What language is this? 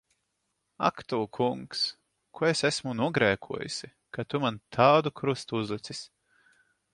Latvian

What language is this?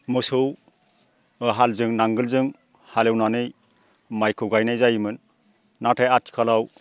Bodo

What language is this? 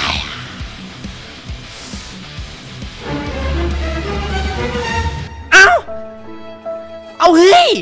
Thai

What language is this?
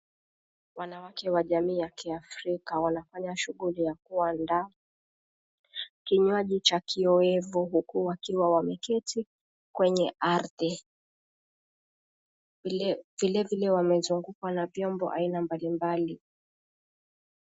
Swahili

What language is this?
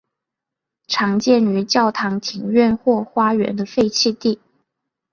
Chinese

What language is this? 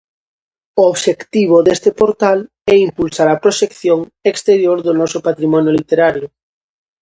Galician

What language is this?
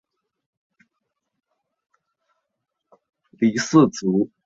Chinese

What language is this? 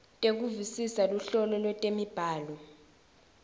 Swati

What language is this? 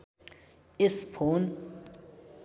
Nepali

